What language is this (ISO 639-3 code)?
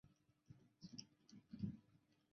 zho